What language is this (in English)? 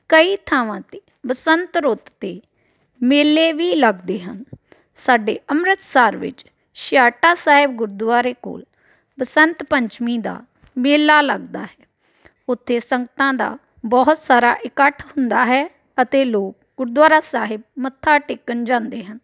Punjabi